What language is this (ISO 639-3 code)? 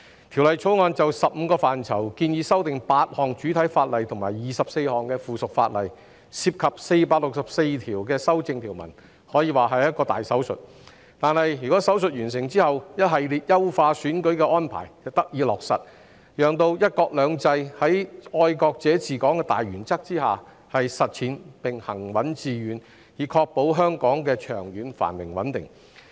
yue